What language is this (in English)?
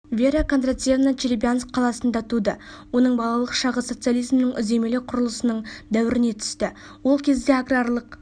Kazakh